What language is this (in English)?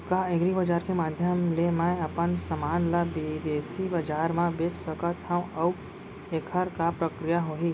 Chhattisgarhi